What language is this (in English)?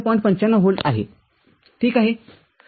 Marathi